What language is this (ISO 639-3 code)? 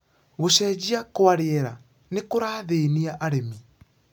kik